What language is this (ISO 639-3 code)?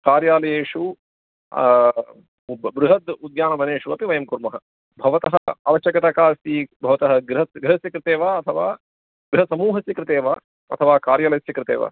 san